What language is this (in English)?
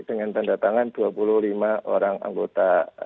Indonesian